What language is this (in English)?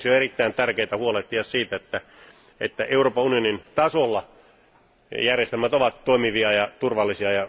Finnish